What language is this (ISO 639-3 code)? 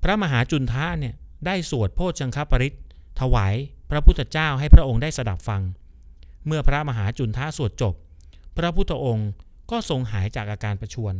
tha